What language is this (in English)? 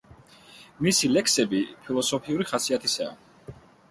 Georgian